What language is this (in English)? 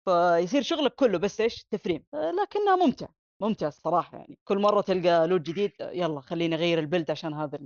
Arabic